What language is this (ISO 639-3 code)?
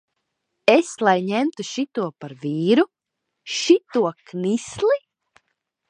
lav